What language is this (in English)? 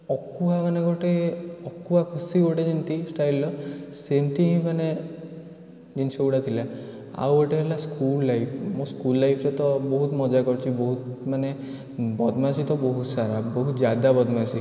Odia